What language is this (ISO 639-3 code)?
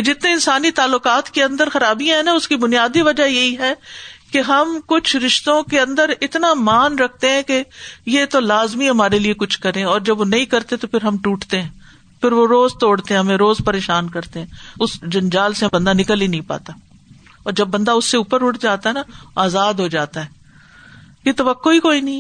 urd